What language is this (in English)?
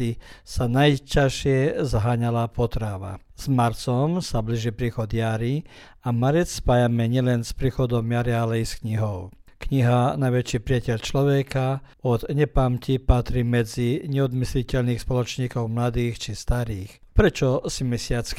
Croatian